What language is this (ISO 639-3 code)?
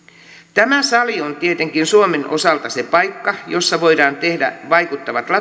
fin